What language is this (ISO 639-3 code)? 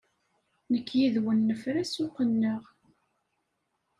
kab